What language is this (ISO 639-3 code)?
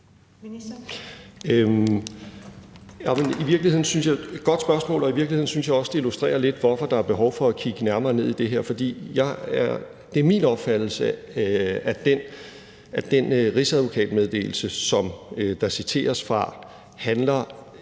dan